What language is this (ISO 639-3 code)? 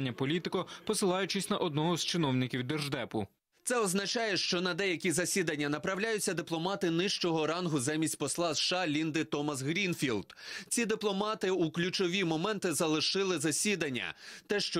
ukr